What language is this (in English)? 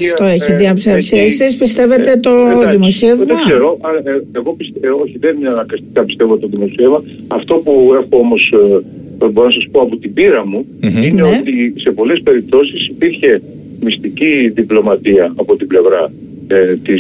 Greek